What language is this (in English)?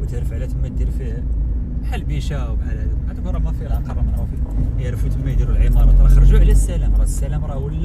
Arabic